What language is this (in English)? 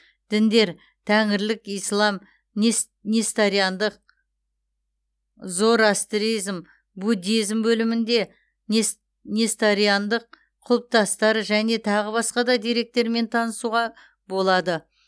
Kazakh